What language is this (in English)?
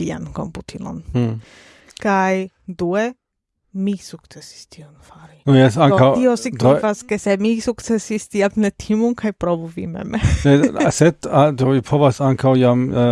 Esperanto